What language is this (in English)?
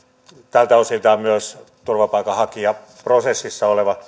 Finnish